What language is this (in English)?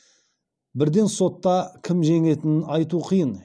Kazakh